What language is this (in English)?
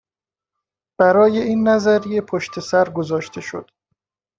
Persian